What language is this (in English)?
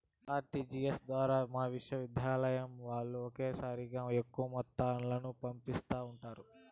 Telugu